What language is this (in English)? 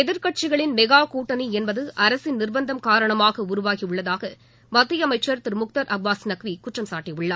Tamil